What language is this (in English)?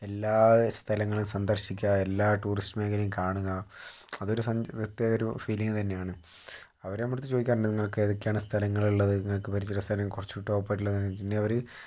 Malayalam